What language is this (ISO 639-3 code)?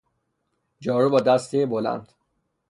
fas